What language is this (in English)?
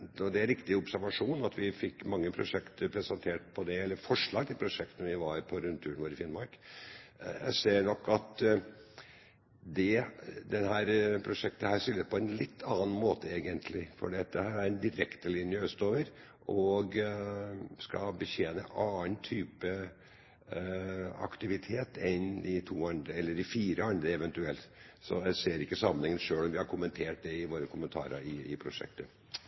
Norwegian